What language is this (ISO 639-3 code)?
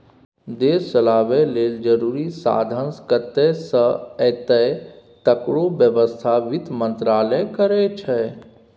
mai